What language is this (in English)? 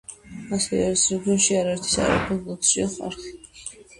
Georgian